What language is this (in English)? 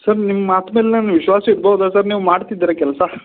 Kannada